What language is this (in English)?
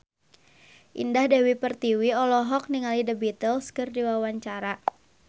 Sundanese